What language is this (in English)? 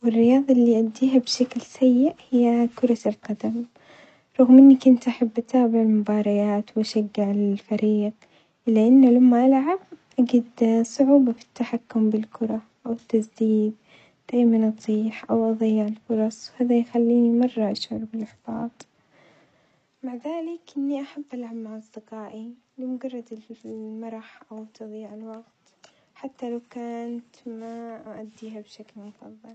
Omani Arabic